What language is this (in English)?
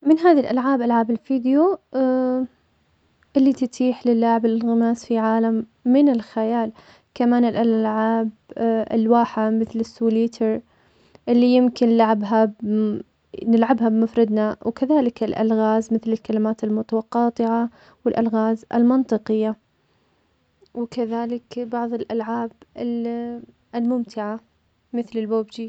Omani Arabic